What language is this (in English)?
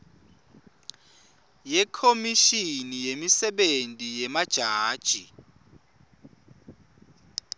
Swati